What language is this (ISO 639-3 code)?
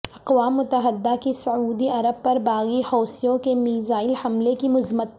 urd